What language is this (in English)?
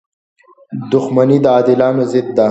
Pashto